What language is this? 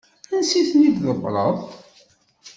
Kabyle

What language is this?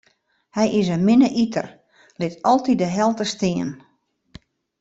Western Frisian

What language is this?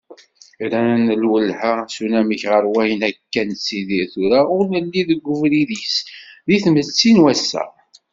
Kabyle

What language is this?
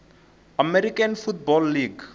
Tsonga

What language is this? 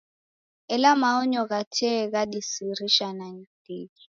Taita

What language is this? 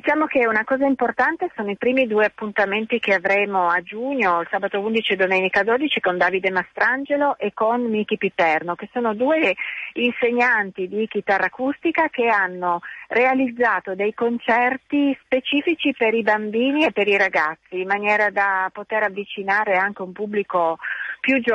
Italian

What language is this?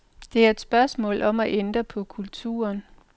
Danish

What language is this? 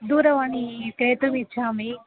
Sanskrit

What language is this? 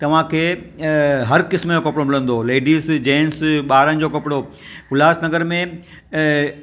Sindhi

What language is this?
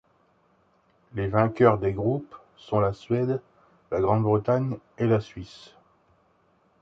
French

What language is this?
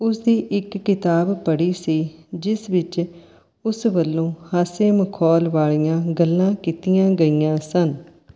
Punjabi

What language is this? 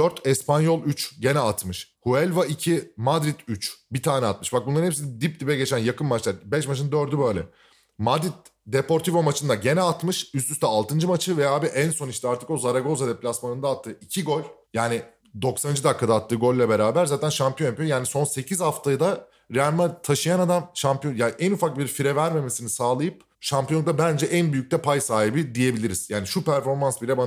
Turkish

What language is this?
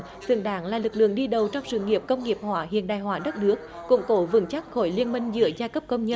Vietnamese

